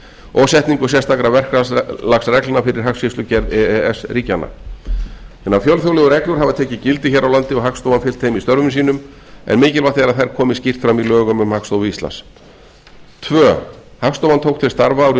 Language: Icelandic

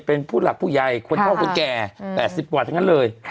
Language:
Thai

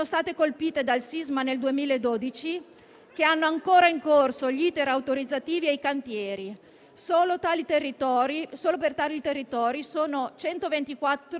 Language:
Italian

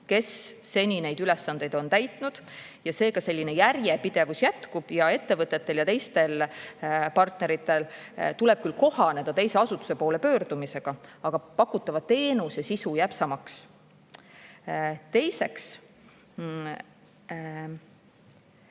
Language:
Estonian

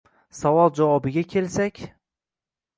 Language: Uzbek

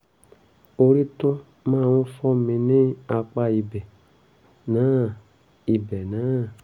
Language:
Yoruba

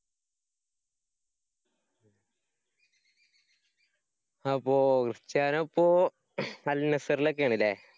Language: Malayalam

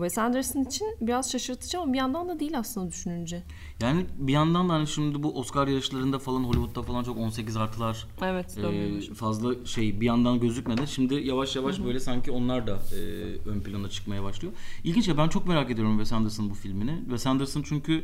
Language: Turkish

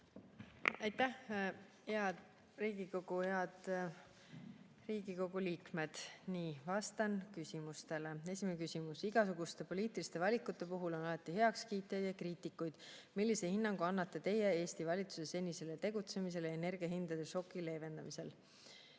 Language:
Estonian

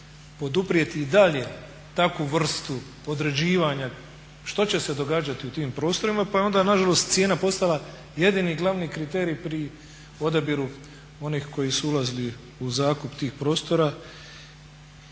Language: Croatian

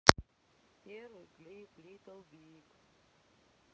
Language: Russian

